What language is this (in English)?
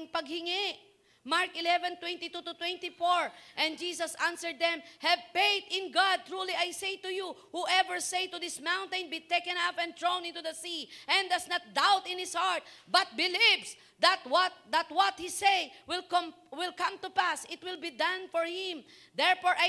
Filipino